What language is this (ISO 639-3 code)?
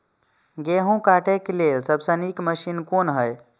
mai